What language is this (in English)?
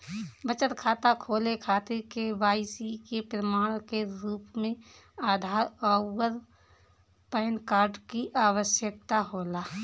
Bhojpuri